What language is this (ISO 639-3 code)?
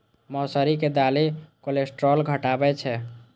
mai